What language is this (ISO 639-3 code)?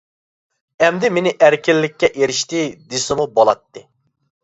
uig